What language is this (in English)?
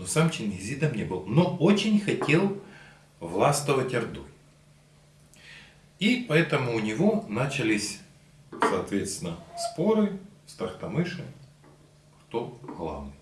Russian